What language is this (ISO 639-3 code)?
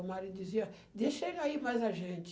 por